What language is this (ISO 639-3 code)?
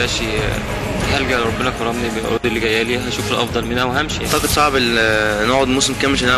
ara